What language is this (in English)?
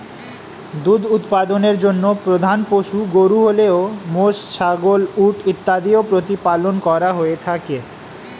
Bangla